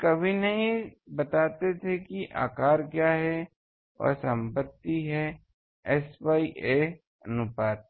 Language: Hindi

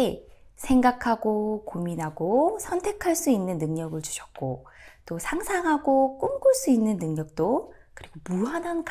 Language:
Korean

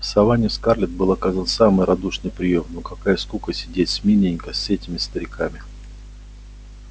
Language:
Russian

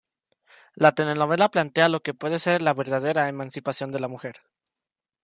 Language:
Spanish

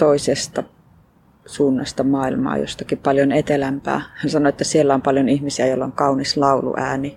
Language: Finnish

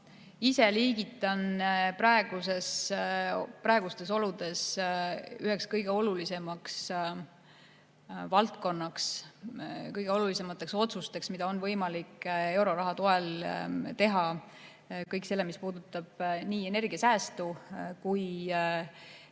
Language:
Estonian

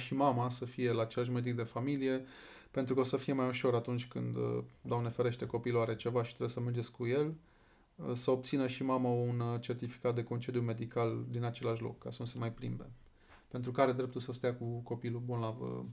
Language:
Romanian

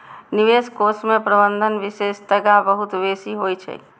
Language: Maithili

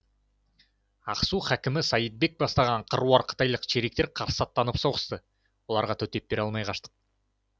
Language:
Kazakh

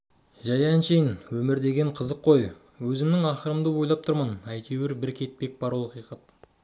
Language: Kazakh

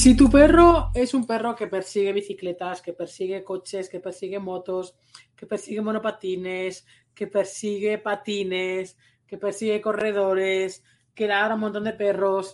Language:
Spanish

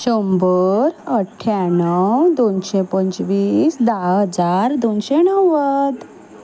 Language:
Konkani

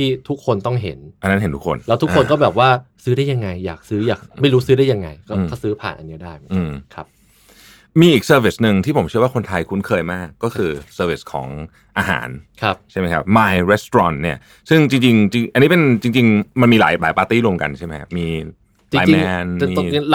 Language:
Thai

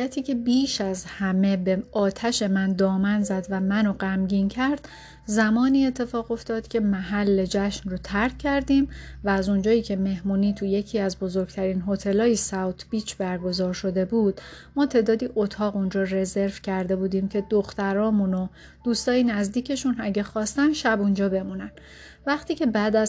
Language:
Persian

